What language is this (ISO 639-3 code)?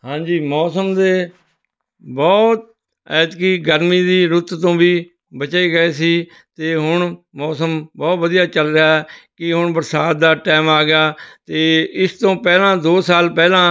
pan